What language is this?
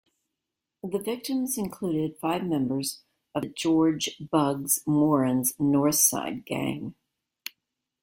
English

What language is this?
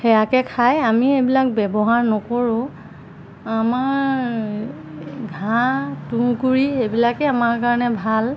Assamese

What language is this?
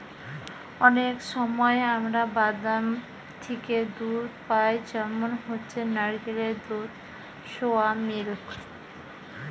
Bangla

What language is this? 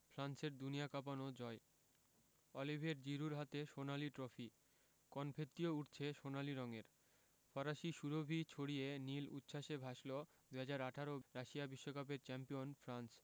Bangla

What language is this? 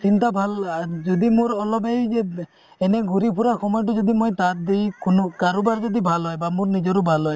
Assamese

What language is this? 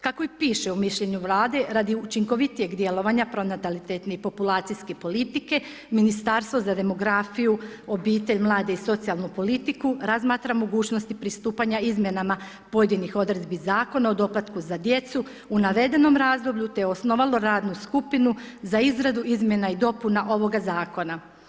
Croatian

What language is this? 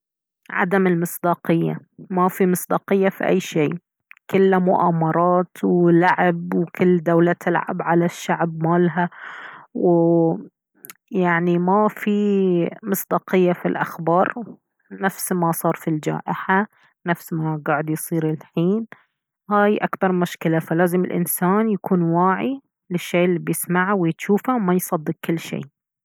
Baharna Arabic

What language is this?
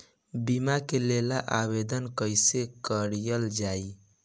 Bhojpuri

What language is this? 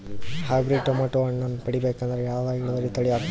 Kannada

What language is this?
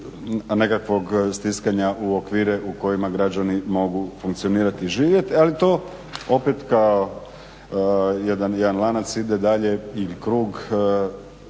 Croatian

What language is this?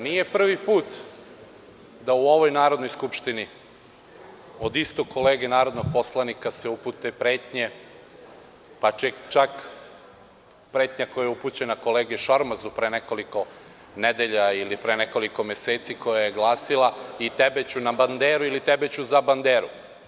Serbian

